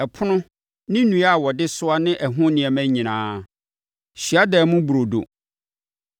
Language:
Akan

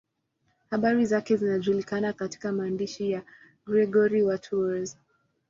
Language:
Swahili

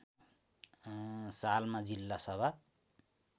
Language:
Nepali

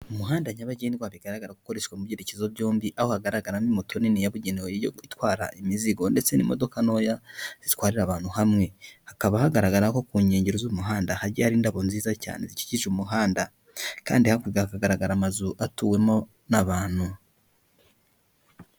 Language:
Kinyarwanda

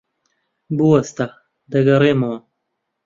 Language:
Central Kurdish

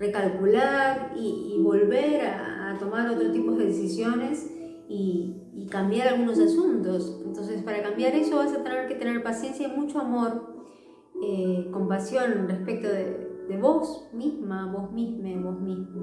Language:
Spanish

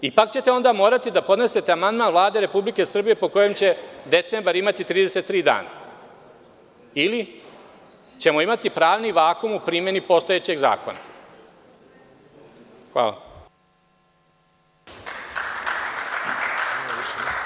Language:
Serbian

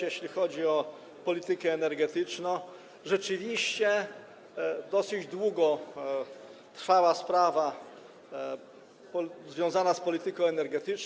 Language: Polish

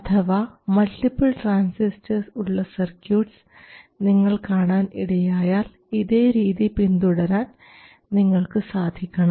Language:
Malayalam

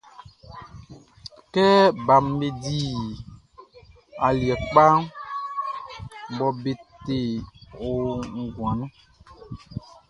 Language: Baoulé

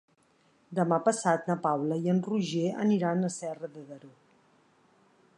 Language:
Catalan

